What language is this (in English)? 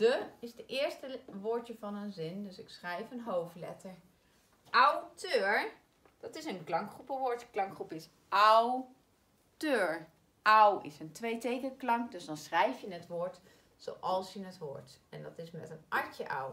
Dutch